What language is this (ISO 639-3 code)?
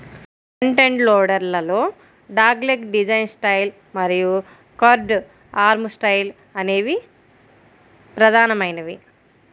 tel